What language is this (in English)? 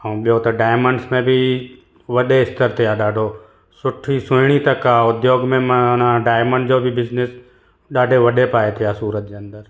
Sindhi